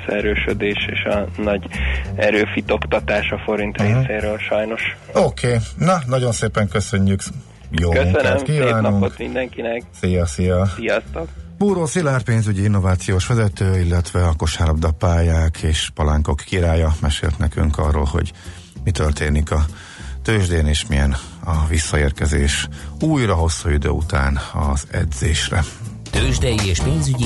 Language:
Hungarian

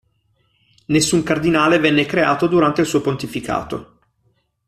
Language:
Italian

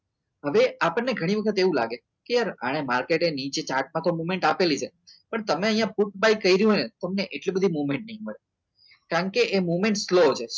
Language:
Gujarati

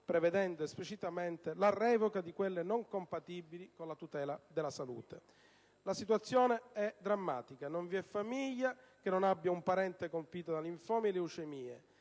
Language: Italian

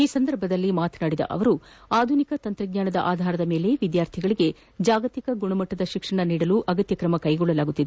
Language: Kannada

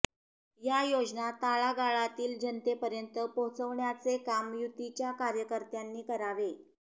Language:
Marathi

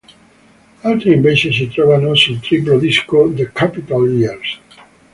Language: Italian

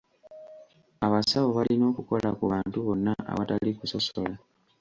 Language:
Ganda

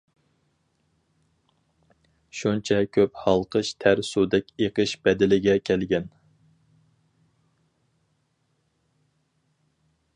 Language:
Uyghur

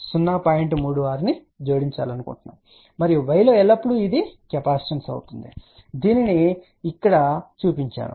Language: Telugu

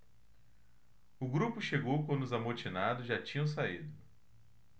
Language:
Portuguese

